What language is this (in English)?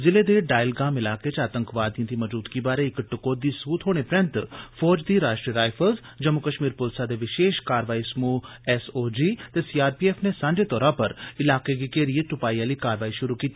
Dogri